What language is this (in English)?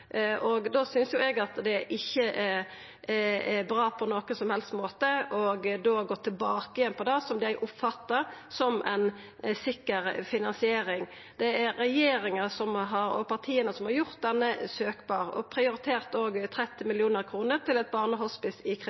Norwegian Nynorsk